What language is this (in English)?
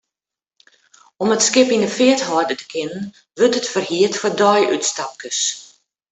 Western Frisian